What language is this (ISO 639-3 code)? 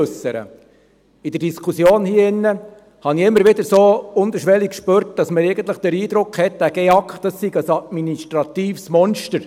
gsw